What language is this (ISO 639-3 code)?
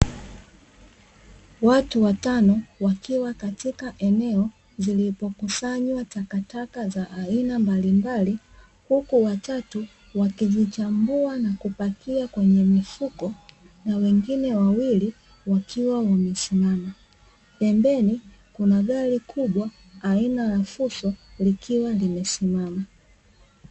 swa